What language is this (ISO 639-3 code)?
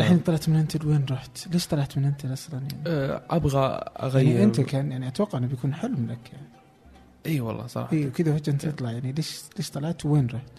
ara